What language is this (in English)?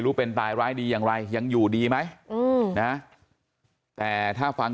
Thai